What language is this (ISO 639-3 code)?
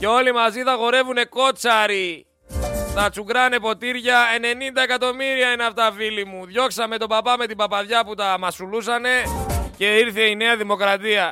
ell